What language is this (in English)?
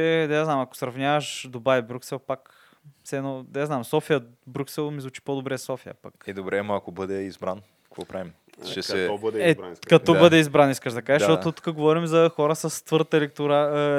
Bulgarian